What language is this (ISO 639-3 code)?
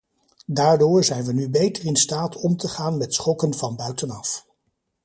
nld